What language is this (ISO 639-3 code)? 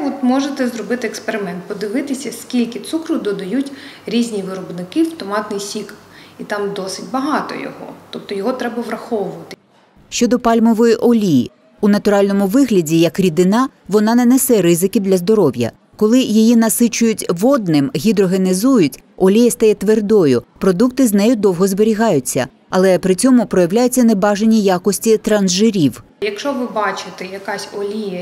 ukr